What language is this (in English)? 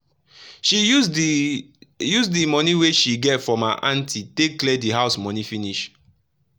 Nigerian Pidgin